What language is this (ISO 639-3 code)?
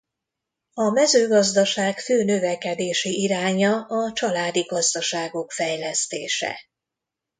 hun